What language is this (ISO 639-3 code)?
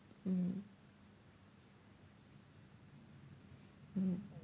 eng